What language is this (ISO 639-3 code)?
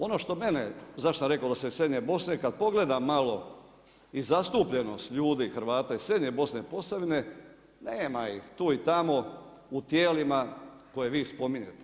hrv